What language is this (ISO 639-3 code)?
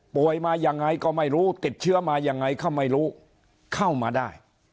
tha